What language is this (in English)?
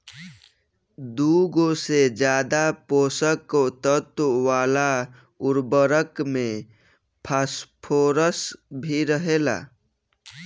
Bhojpuri